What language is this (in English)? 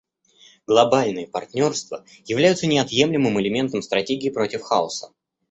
Russian